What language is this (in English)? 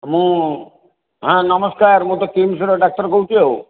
Odia